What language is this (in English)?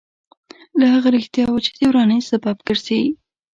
Pashto